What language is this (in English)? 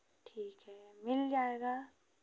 Hindi